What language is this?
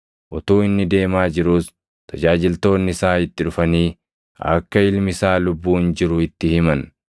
Oromo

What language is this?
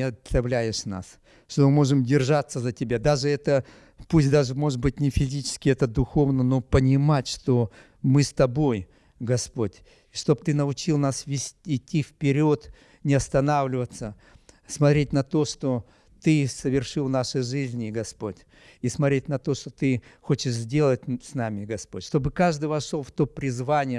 Russian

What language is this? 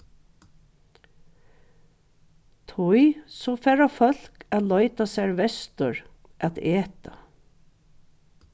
Faroese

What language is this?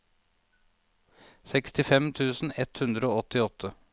Norwegian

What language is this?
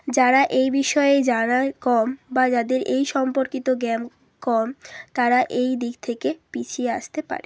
Bangla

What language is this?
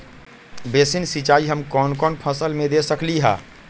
Magahi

